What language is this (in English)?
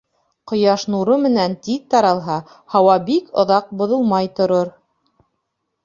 Bashkir